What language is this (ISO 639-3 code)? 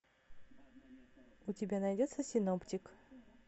rus